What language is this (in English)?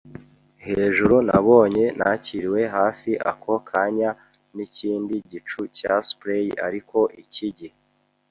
Kinyarwanda